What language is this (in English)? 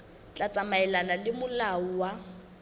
Southern Sotho